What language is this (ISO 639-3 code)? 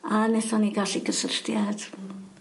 cym